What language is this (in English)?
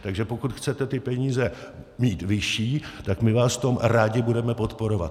Czech